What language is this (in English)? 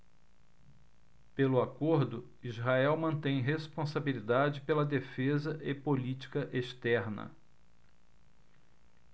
Portuguese